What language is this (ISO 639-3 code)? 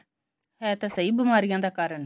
pan